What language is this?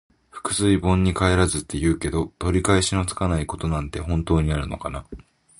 Japanese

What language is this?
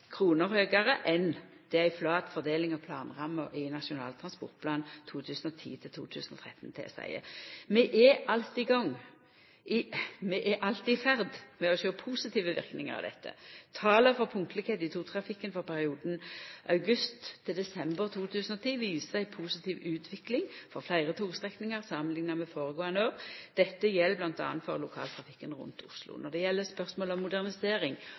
Norwegian Nynorsk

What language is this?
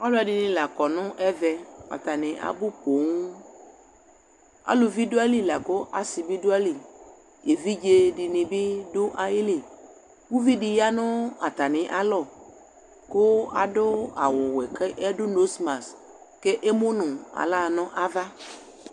Ikposo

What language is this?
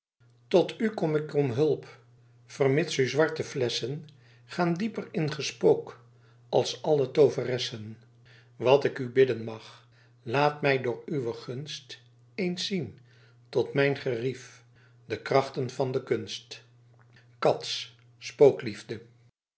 Dutch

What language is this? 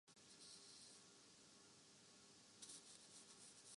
Urdu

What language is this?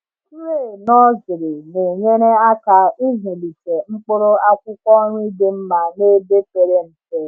Igbo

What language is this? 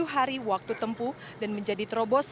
Indonesian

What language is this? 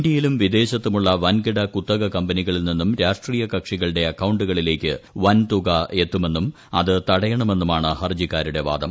Malayalam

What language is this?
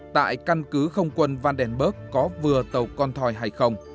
Vietnamese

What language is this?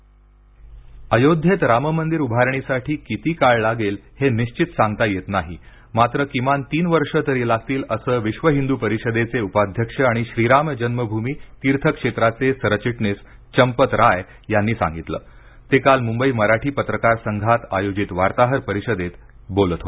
Marathi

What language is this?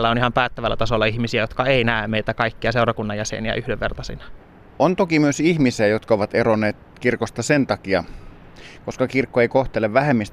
Finnish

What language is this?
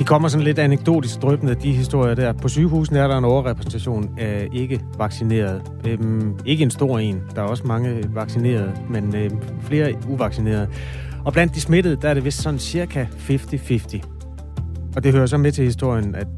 Danish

